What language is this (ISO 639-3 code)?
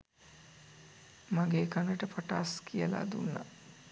sin